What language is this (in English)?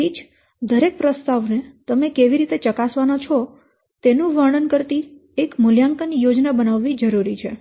Gujarati